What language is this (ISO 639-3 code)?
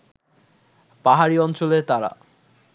ben